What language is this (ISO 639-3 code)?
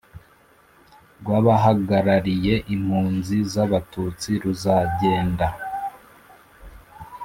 kin